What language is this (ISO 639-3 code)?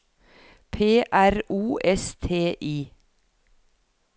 nor